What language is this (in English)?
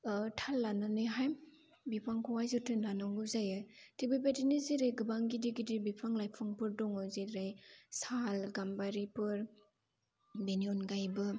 Bodo